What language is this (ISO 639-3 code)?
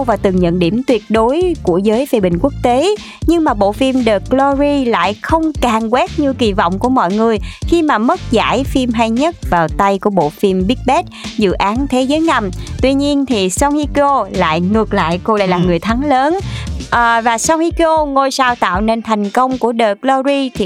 vie